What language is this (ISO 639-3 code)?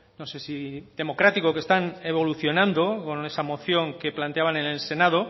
spa